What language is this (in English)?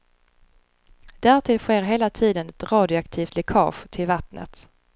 Swedish